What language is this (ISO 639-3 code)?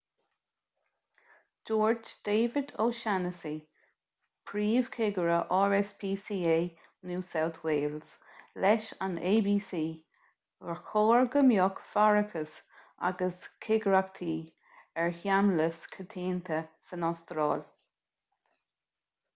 gle